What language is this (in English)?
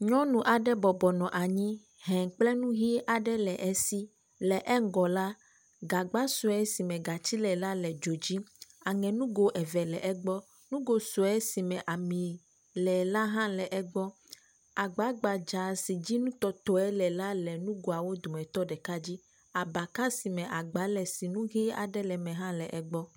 Ewe